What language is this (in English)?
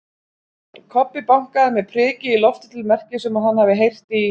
Icelandic